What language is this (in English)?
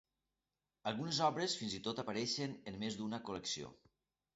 Catalan